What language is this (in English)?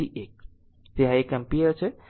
Gujarati